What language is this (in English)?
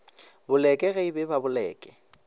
Northern Sotho